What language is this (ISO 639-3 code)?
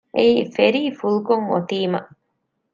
div